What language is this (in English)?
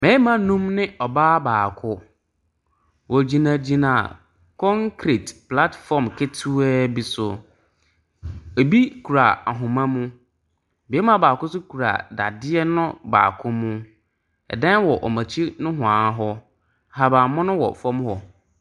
Akan